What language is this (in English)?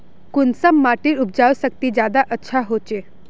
Magahi